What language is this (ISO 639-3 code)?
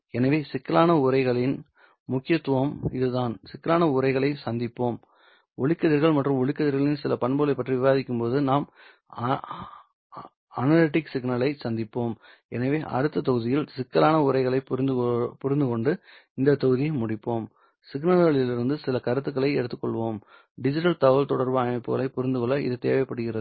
tam